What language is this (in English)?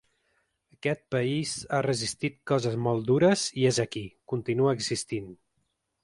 Catalan